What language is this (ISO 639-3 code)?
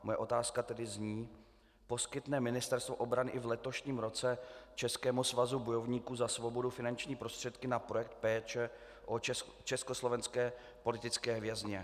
ces